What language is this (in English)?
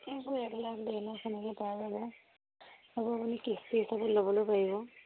Assamese